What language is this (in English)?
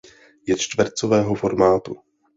Czech